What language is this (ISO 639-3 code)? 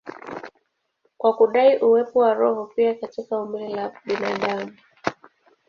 swa